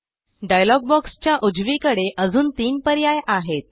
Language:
Marathi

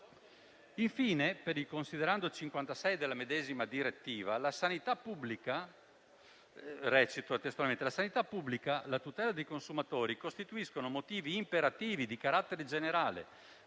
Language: Italian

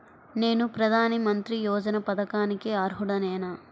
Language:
Telugu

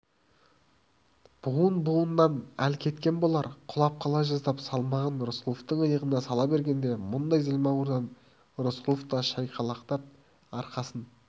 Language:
Kazakh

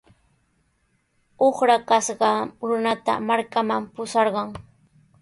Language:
Sihuas Ancash Quechua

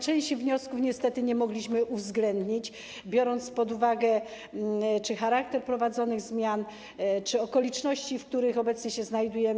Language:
Polish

